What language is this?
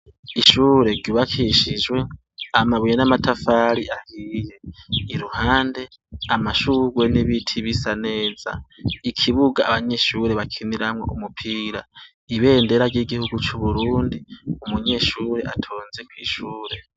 Rundi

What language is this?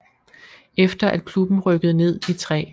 Danish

